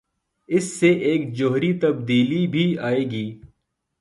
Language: Urdu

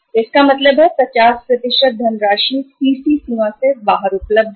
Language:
Hindi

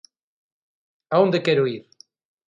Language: Galician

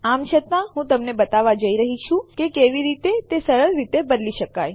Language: Gujarati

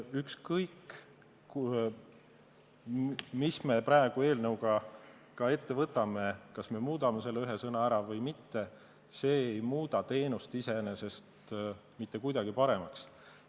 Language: Estonian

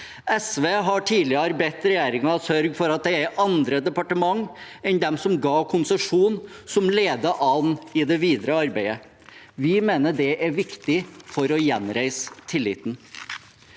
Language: Norwegian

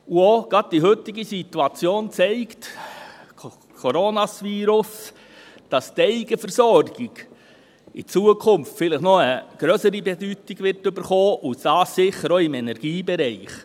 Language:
Swiss German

